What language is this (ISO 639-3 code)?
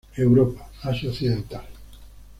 spa